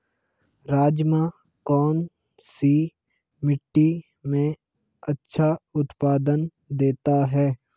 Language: Hindi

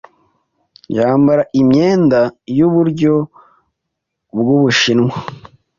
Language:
Kinyarwanda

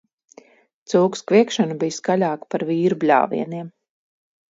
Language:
Latvian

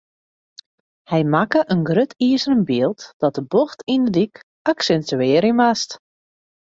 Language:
Western Frisian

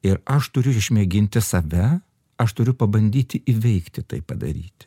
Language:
Lithuanian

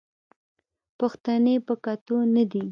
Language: Pashto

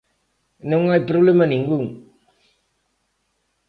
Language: Galician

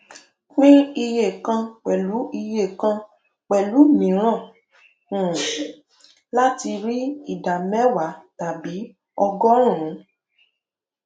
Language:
Yoruba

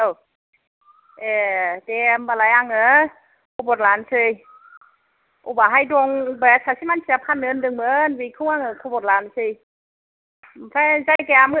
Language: Bodo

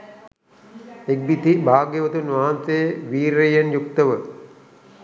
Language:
Sinhala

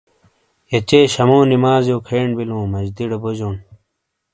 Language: Shina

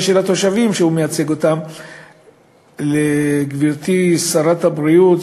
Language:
Hebrew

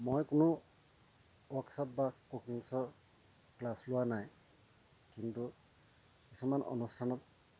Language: Assamese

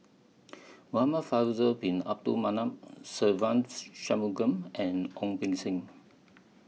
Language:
English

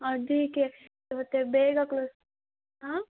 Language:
Kannada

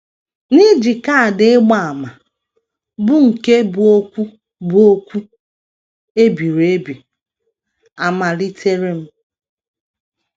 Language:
Igbo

